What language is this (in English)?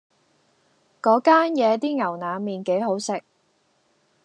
Cantonese